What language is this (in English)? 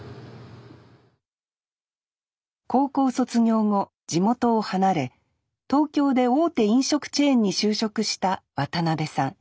Japanese